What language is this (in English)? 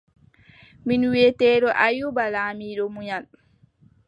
Adamawa Fulfulde